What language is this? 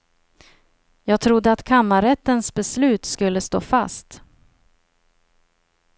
Swedish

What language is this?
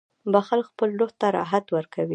Pashto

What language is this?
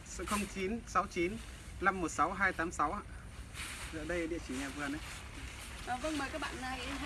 Vietnamese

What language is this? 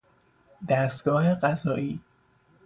Persian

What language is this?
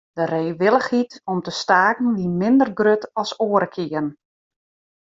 Western Frisian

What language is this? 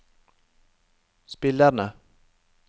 Norwegian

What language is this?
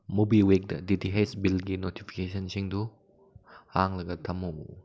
Manipuri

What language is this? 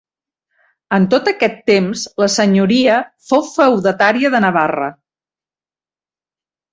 Catalan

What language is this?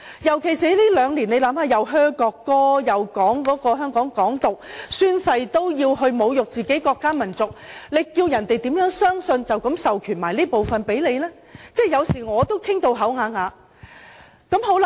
Cantonese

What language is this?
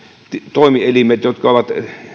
Finnish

